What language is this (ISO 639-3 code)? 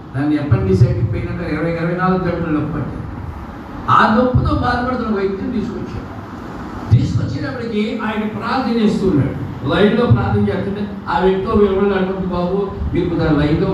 tel